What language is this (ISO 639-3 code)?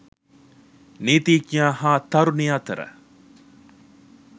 sin